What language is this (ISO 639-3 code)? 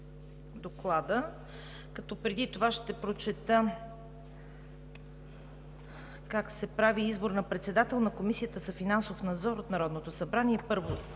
bul